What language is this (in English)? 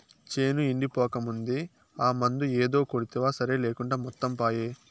Telugu